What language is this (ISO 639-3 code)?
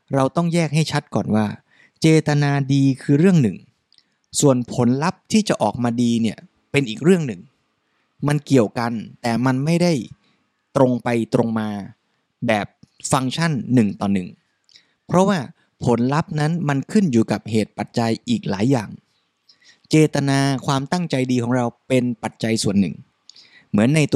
tha